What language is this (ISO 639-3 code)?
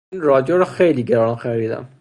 fas